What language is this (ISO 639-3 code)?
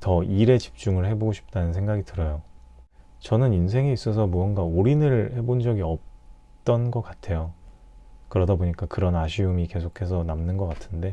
kor